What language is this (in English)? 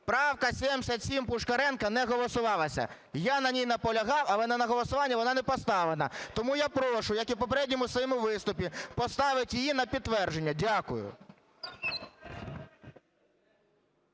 Ukrainian